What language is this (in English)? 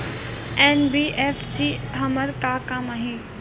Chhattisgarhi